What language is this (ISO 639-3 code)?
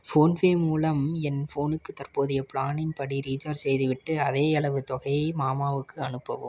tam